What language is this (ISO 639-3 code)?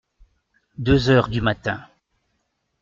fra